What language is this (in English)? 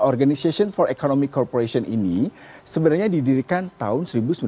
Indonesian